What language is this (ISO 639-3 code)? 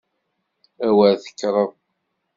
kab